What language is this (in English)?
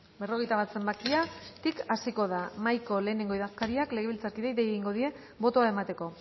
Basque